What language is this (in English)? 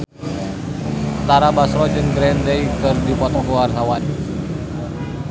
Sundanese